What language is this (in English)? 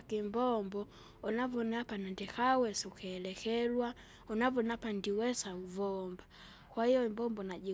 Kinga